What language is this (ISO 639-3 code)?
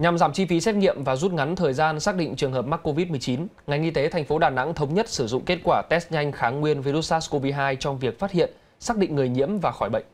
vie